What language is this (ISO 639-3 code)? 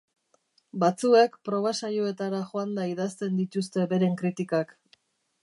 eus